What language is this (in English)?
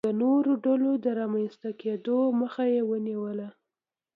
Pashto